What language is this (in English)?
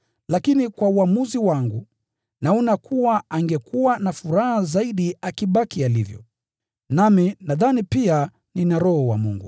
Swahili